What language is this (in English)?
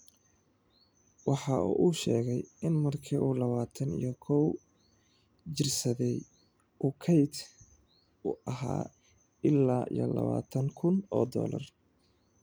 Somali